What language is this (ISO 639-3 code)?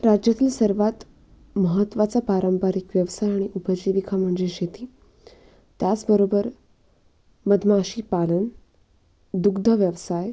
mar